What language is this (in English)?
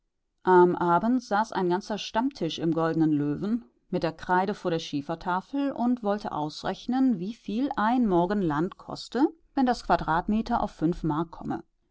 German